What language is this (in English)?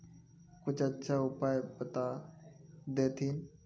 Magahi